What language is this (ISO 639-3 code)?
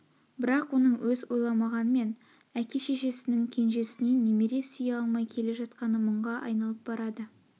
kaz